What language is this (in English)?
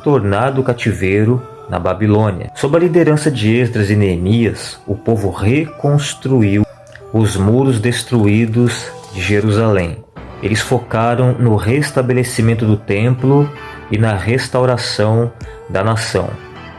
Portuguese